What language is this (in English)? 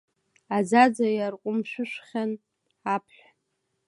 Abkhazian